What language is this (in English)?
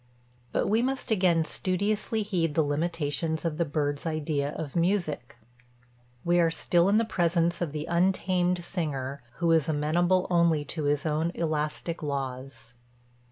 English